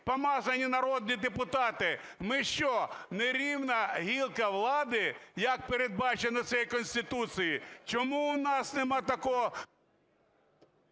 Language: Ukrainian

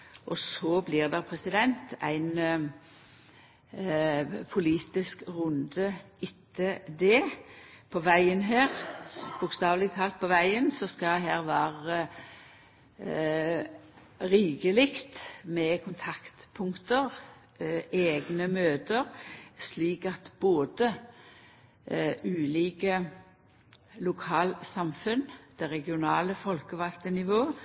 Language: Norwegian Nynorsk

